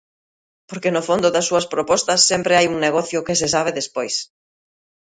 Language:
Galician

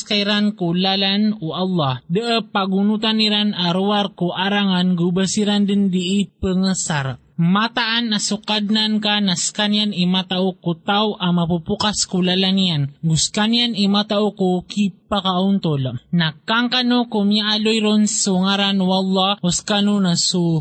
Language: Filipino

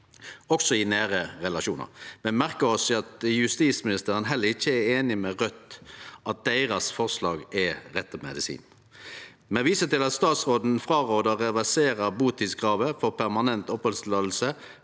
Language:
Norwegian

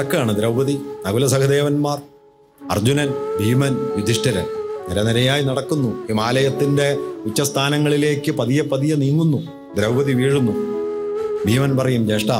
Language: Malayalam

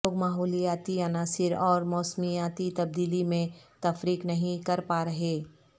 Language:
Urdu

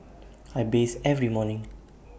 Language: English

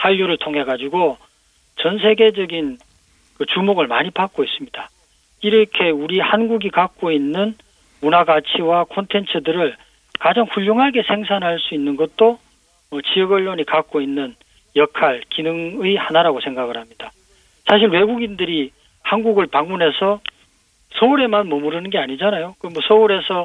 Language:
Korean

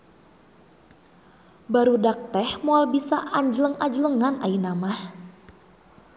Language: Sundanese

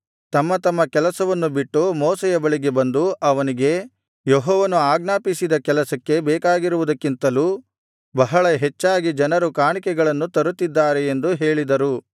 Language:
Kannada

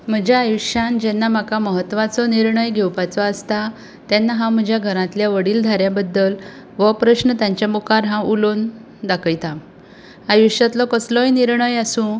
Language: Konkani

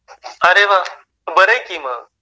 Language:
Marathi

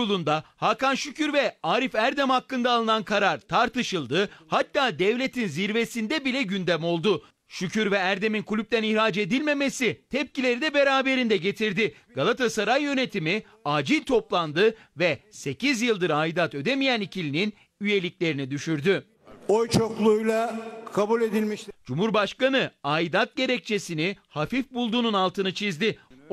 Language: Turkish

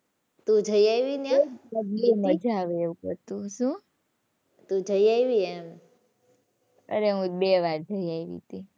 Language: Gujarati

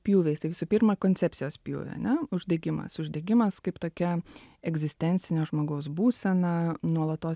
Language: Lithuanian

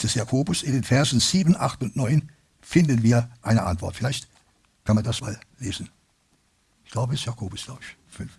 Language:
German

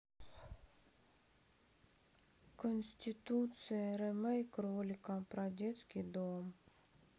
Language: Russian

